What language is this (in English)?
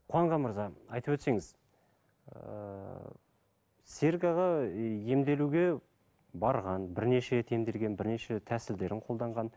Kazakh